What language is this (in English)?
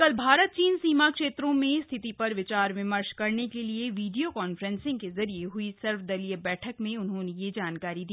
Hindi